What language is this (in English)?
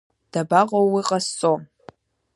Abkhazian